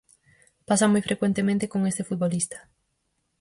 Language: Galician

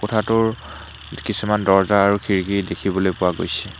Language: Assamese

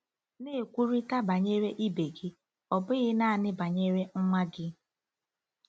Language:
Igbo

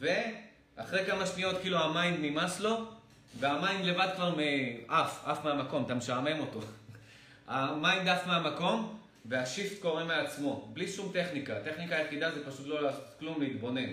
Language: Hebrew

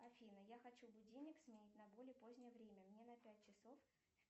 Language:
Russian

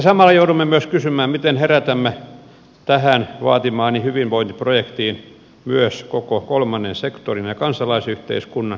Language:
Finnish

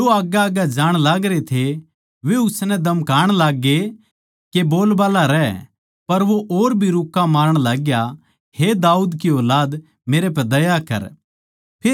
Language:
Haryanvi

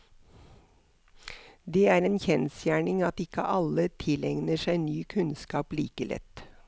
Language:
Norwegian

